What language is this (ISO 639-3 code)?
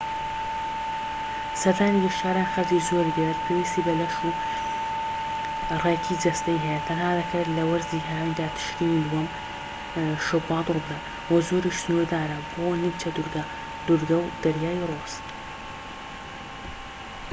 ckb